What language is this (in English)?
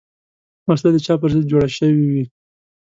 Pashto